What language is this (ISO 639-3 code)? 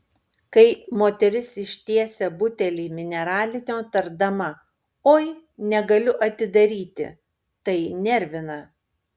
lit